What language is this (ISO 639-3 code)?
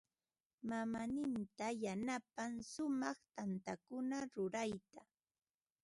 qva